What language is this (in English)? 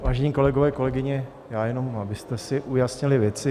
Czech